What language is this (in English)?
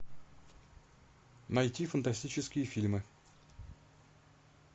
Russian